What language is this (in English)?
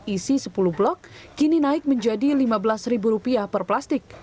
Indonesian